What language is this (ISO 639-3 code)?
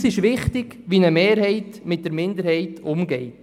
gsw